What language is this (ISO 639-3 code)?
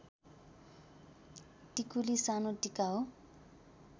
nep